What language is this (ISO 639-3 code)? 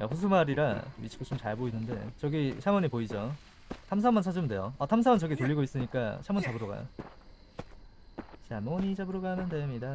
kor